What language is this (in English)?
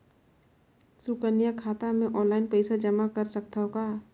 Chhattisgarhi